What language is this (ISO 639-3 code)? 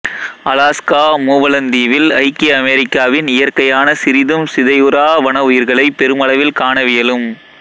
tam